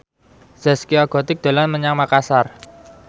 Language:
Javanese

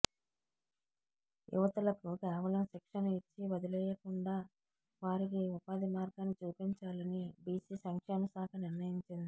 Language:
Telugu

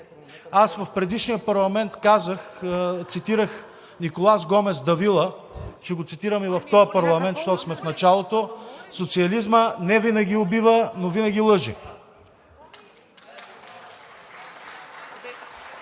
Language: Bulgarian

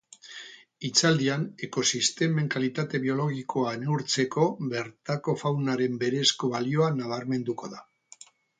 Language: Basque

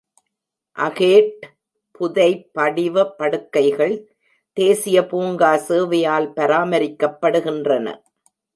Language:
Tamil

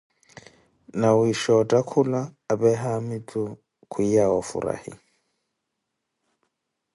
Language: Koti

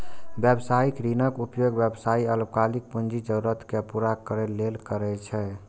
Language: Maithili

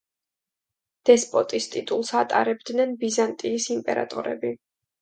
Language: Georgian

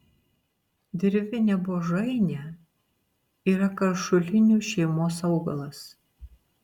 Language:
Lithuanian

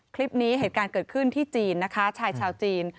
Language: Thai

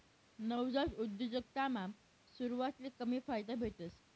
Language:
Marathi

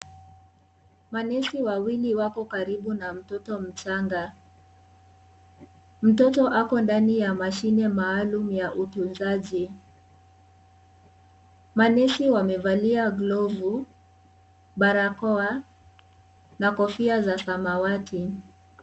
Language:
Swahili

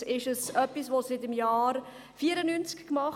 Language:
Swiss German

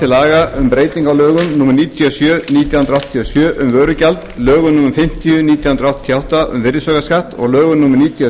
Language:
Icelandic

